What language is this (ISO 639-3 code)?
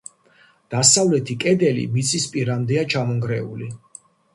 kat